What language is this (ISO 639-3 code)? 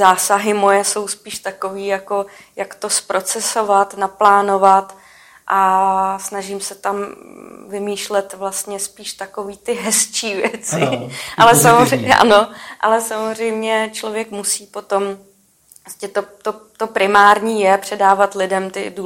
ces